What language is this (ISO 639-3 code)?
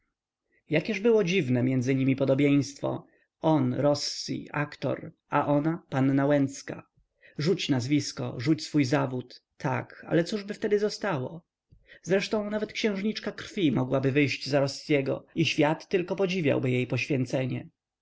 pol